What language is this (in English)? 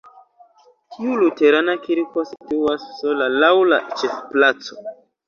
Esperanto